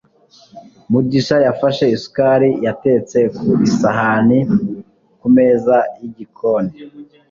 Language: Kinyarwanda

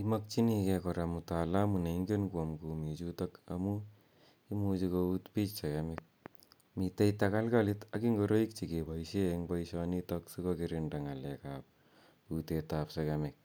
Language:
Kalenjin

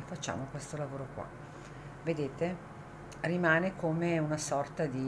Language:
Italian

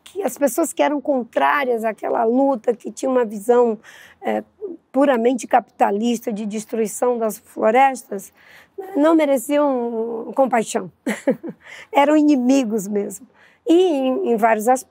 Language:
Portuguese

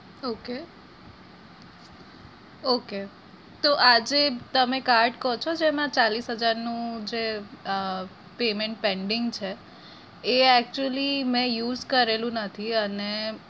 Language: Gujarati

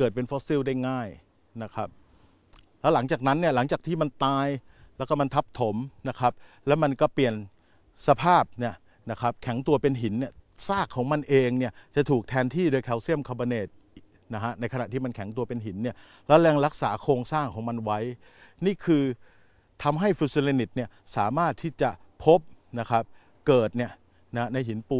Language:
Thai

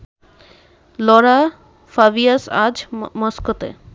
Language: Bangla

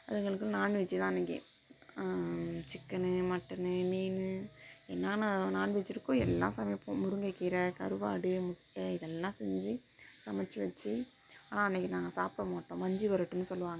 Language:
Tamil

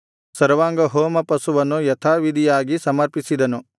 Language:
Kannada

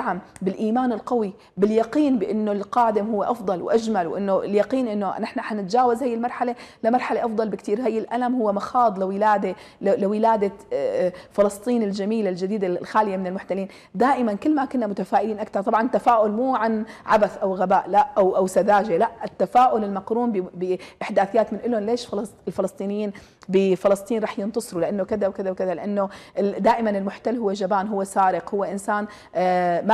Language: Arabic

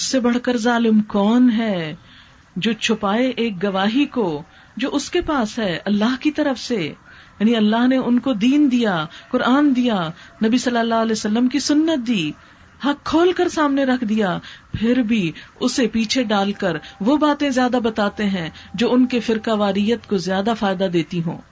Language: Urdu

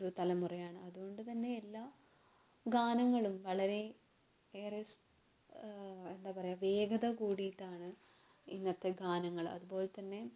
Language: Malayalam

